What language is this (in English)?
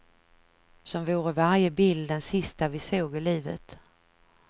Swedish